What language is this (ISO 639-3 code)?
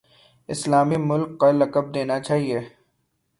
urd